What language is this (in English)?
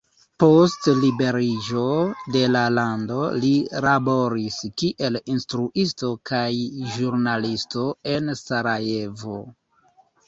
Esperanto